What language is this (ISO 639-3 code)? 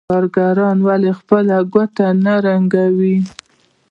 pus